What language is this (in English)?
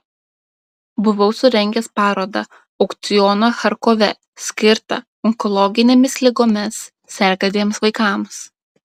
Lithuanian